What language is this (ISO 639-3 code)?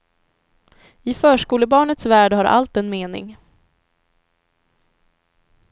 swe